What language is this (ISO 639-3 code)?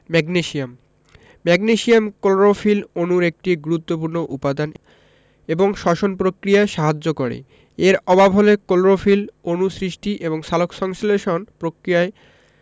ben